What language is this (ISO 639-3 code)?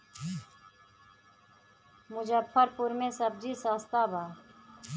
bho